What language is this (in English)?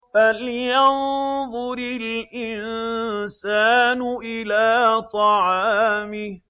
Arabic